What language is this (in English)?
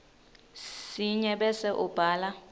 Swati